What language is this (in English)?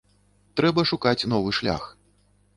Belarusian